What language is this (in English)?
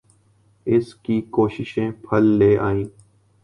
Urdu